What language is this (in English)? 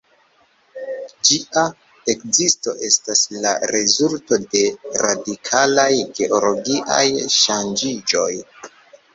Esperanto